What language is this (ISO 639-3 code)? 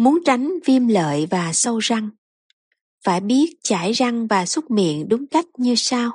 vie